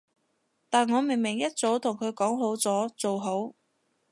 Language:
Cantonese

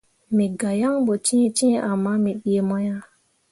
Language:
Mundang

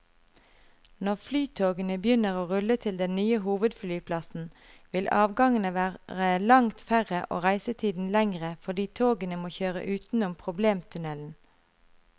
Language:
Norwegian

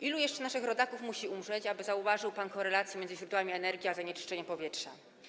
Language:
Polish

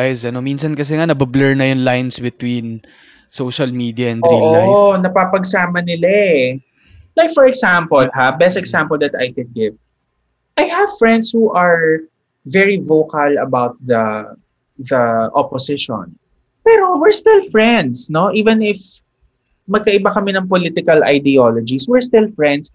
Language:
Filipino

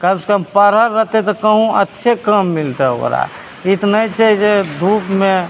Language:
Maithili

